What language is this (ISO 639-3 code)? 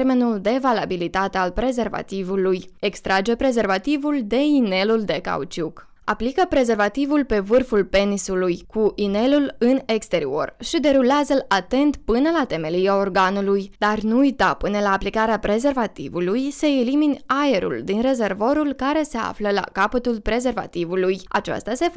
ron